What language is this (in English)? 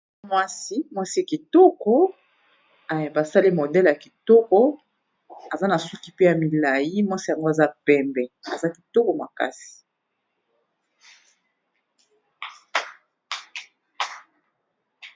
Lingala